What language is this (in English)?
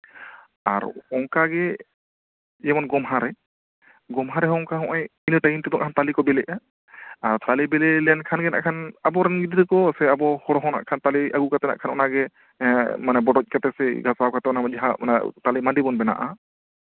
Santali